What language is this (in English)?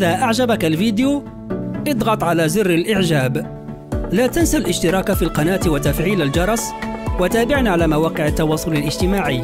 Arabic